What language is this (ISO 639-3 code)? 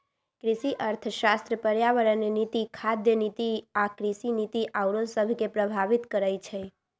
mag